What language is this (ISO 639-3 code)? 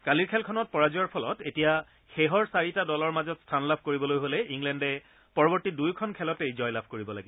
asm